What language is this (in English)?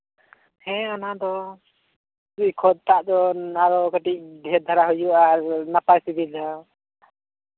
Santali